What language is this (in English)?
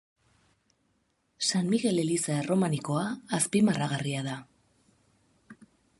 Basque